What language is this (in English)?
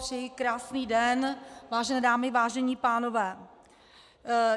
Czech